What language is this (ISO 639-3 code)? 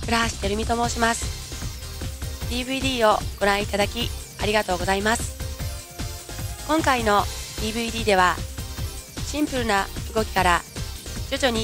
jpn